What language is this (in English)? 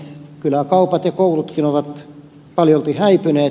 Finnish